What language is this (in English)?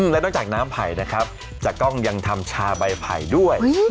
Thai